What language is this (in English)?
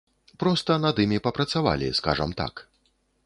Belarusian